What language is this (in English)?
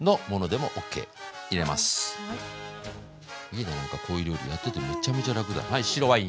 Japanese